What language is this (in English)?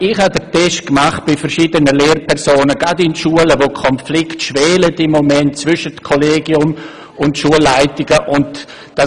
Swiss German